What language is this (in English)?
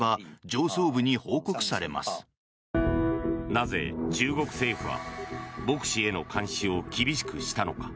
Japanese